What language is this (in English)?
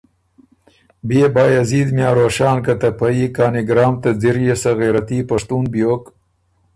Ormuri